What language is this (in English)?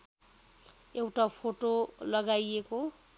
Nepali